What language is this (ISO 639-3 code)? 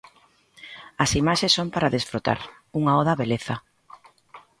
glg